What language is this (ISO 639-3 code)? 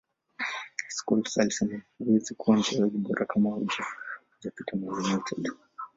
swa